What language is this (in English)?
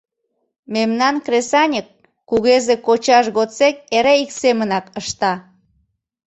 Mari